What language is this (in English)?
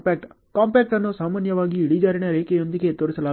Kannada